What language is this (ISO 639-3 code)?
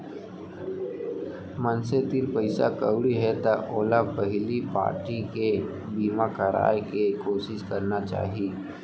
hne